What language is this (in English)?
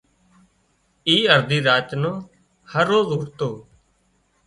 Wadiyara Koli